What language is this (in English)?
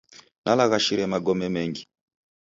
Taita